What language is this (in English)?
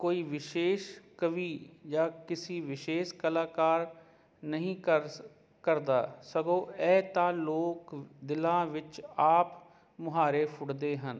Punjabi